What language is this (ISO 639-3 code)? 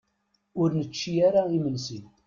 kab